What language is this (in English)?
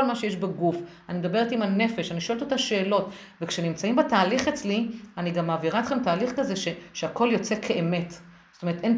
Hebrew